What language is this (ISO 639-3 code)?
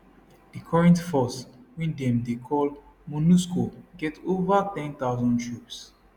pcm